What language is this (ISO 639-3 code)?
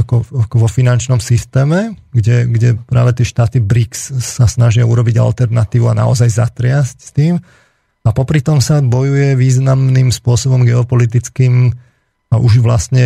slk